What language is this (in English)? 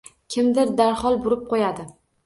Uzbek